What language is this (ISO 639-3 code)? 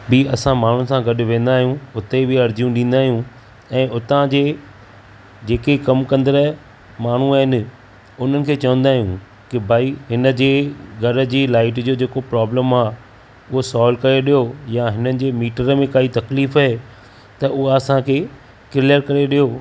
snd